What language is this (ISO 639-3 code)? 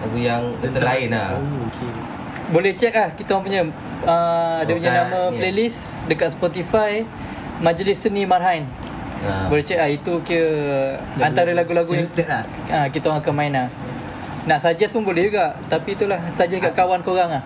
msa